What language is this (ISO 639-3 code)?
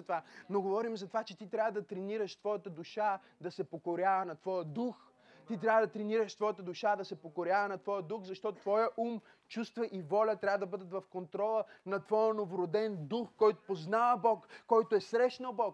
bul